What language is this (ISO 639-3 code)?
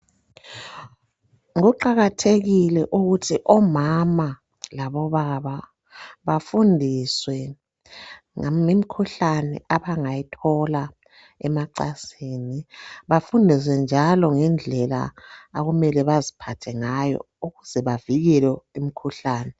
nde